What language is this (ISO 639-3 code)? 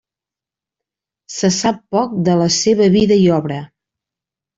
cat